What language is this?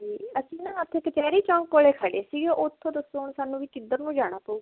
Punjabi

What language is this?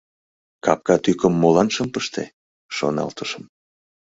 Mari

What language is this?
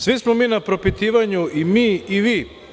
Serbian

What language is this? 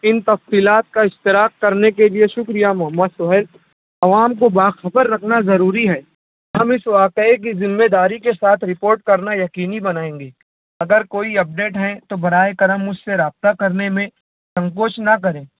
Urdu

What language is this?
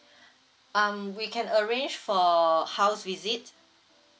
English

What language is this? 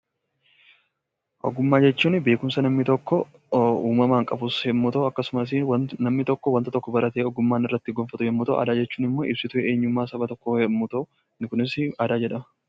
Oromo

